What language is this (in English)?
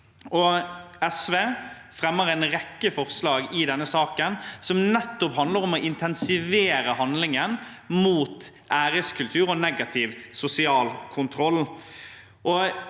Norwegian